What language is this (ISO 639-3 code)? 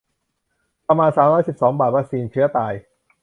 tha